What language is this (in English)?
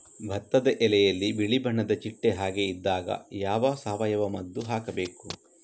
Kannada